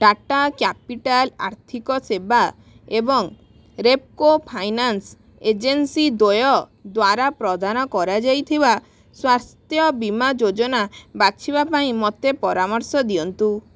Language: Odia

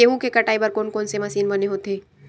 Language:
Chhattisgarhi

